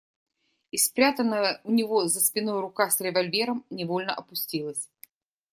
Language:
Russian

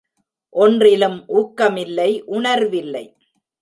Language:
Tamil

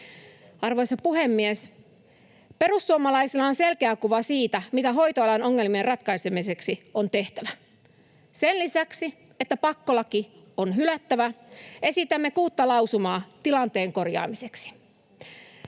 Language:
Finnish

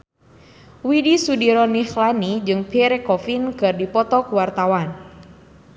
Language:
Sundanese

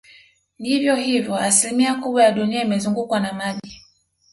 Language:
Swahili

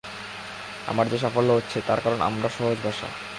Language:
Bangla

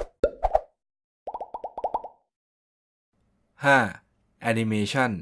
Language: Thai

